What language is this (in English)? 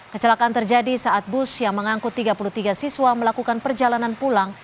Indonesian